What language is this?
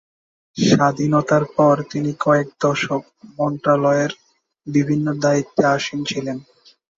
Bangla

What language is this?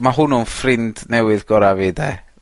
Welsh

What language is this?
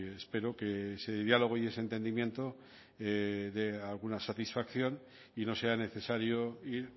Spanish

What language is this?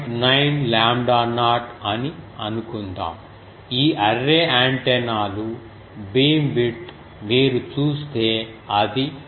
Telugu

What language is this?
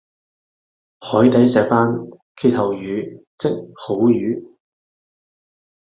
Cantonese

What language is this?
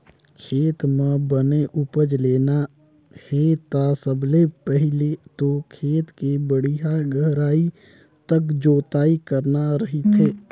Chhattisgarhi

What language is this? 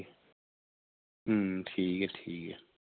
Dogri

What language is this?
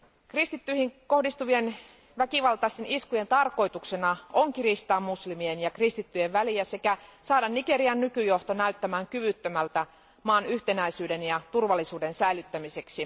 Finnish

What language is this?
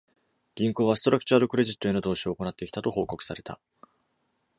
Japanese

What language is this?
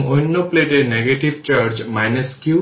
Bangla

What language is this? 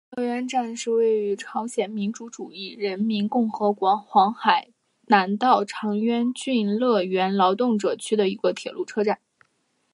Chinese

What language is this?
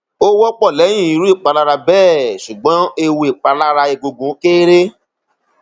Yoruba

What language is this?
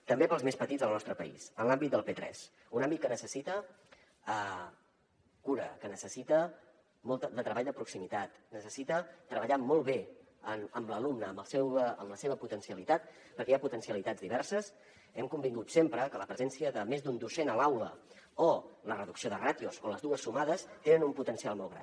Catalan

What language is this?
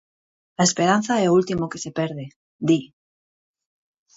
Galician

